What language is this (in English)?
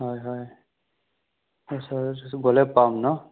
Assamese